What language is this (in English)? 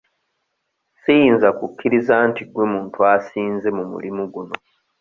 Ganda